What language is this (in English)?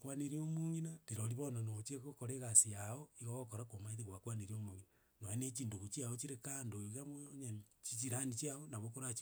Gusii